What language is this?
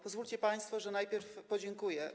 Polish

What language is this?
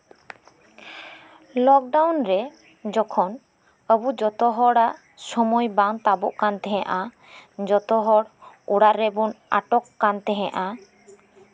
Santali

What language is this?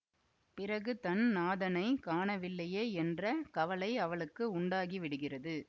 Tamil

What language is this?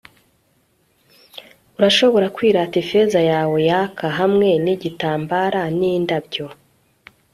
Kinyarwanda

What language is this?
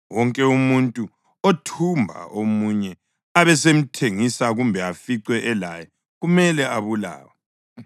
North Ndebele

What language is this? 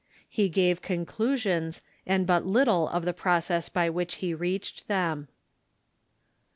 English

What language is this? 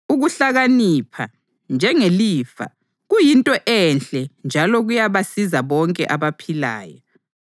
North Ndebele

